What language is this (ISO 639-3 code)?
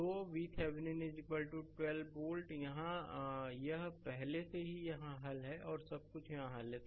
hin